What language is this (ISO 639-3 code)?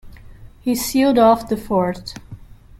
eng